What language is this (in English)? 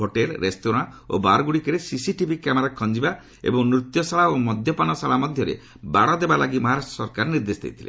Odia